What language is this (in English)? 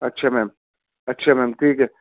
Urdu